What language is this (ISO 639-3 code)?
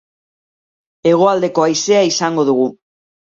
eus